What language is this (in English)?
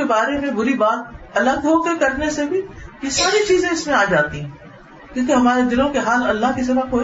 Urdu